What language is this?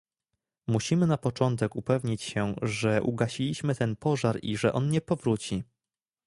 Polish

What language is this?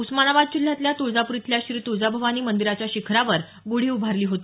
Marathi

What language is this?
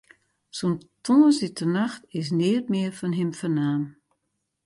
Western Frisian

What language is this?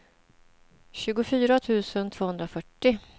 Swedish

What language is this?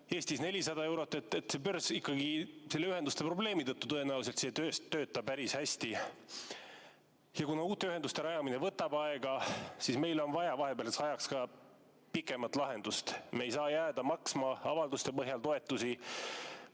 Estonian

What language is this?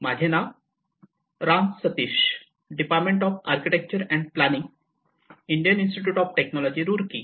Marathi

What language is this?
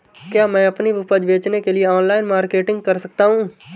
Hindi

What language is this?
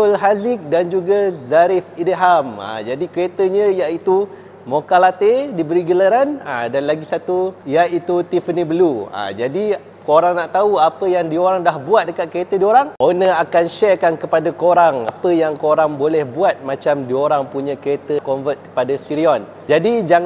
Malay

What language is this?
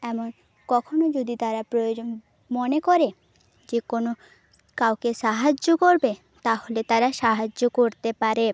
Bangla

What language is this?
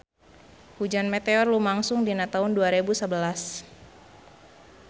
Sundanese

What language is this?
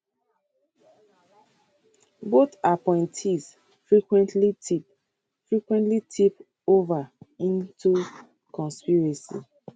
Nigerian Pidgin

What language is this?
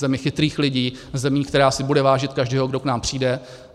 Czech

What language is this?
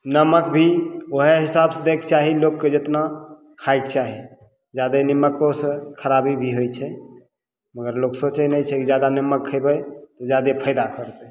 Maithili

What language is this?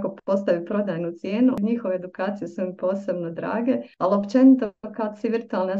Croatian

